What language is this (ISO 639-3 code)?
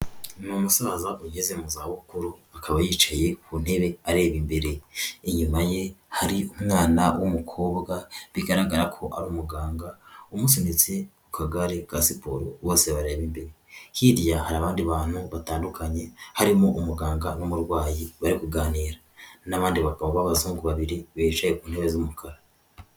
kin